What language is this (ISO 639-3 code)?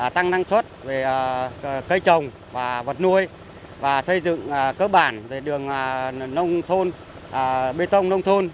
vie